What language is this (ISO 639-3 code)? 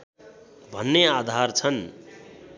nep